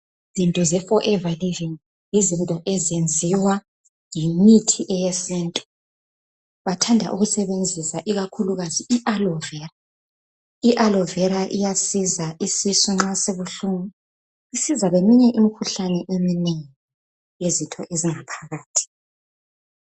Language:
North Ndebele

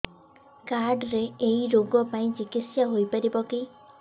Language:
Odia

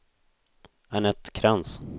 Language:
Swedish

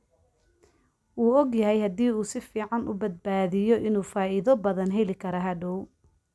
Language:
Somali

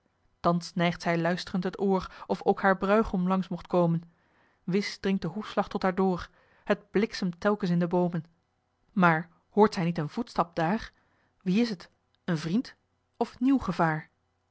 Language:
Dutch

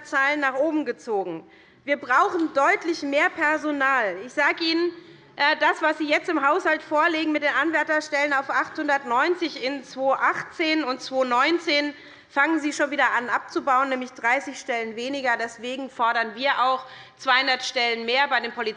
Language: German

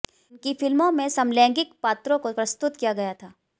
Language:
Hindi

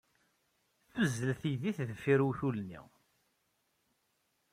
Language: Kabyle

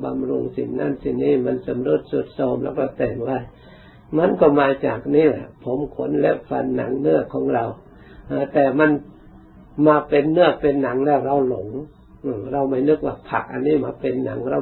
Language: Thai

